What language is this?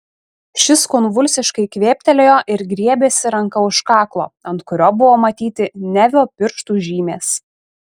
Lithuanian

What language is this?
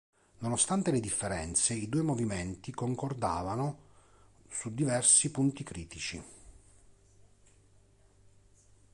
Italian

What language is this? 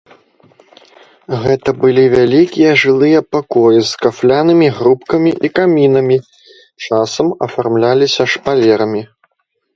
Belarusian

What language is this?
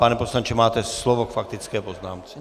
Czech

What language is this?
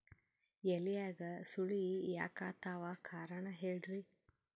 Kannada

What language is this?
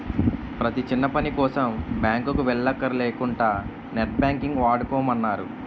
Telugu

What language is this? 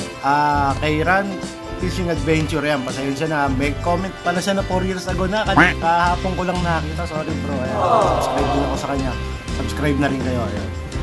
Filipino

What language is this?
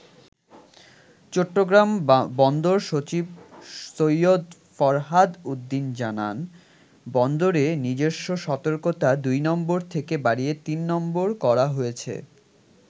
Bangla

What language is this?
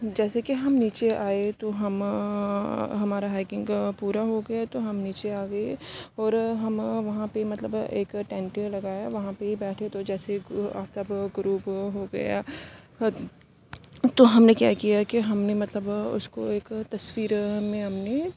Urdu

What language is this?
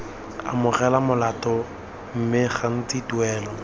Tswana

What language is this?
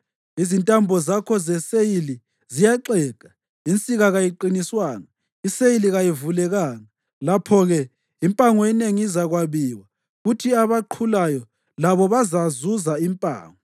North Ndebele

